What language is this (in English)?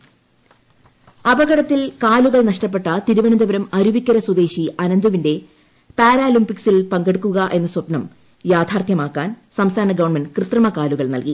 Malayalam